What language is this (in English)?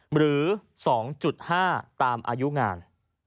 Thai